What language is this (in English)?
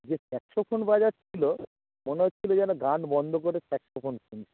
Bangla